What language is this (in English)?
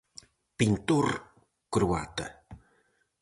Galician